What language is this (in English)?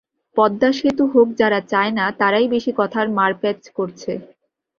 Bangla